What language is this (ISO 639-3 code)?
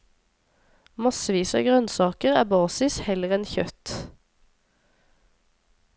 nor